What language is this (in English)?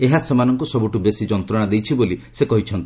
Odia